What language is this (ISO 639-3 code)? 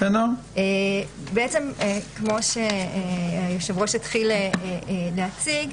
heb